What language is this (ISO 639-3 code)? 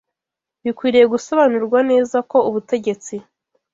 kin